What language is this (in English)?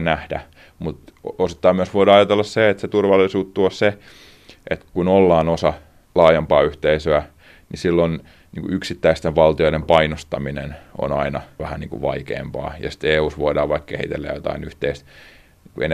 Finnish